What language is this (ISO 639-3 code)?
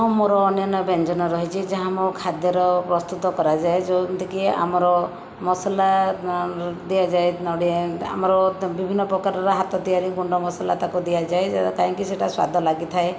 ori